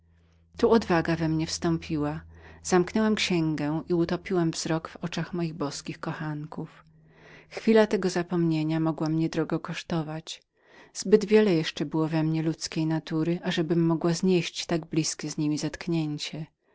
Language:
Polish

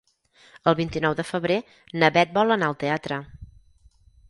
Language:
Catalan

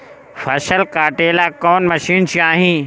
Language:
Bhojpuri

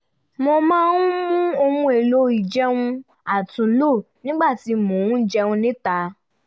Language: Yoruba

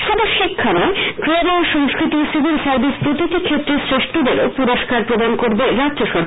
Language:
Bangla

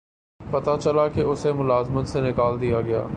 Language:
Urdu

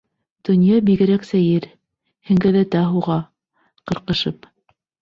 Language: Bashkir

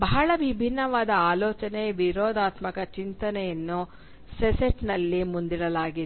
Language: Kannada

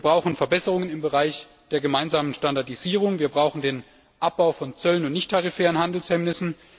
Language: German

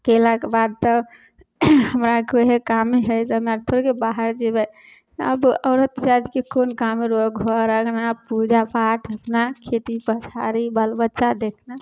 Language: Maithili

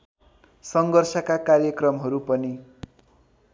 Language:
Nepali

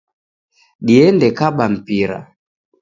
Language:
Taita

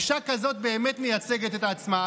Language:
Hebrew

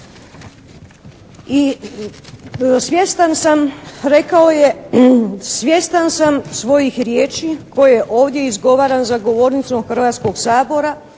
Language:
Croatian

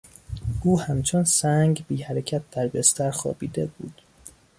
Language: Persian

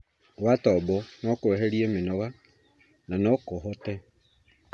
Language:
Kikuyu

